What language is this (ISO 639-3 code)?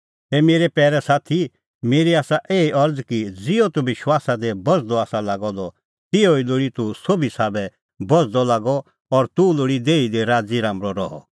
kfx